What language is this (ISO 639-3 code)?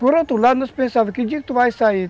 por